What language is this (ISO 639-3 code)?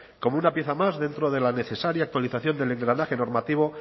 spa